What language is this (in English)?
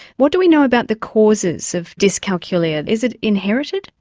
English